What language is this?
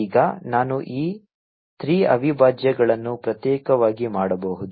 Kannada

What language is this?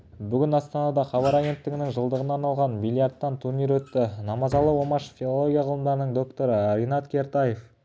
Kazakh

